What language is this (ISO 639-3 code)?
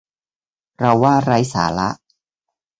tha